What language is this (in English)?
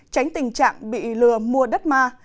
Vietnamese